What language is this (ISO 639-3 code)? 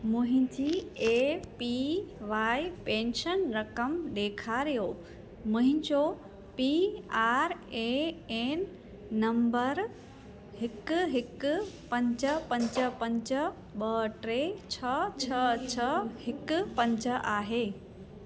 snd